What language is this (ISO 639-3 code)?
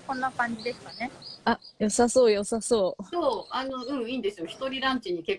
jpn